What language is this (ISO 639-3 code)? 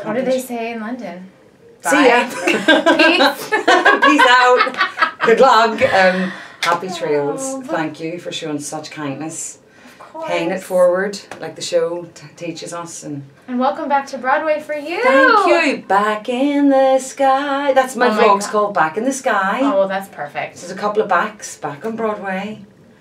eng